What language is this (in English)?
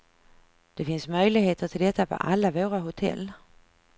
Swedish